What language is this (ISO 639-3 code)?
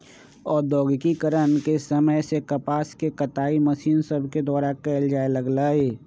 mag